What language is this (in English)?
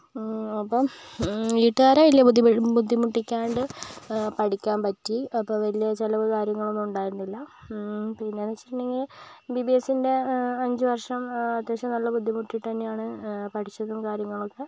Malayalam